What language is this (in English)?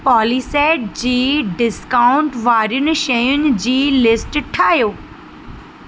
Sindhi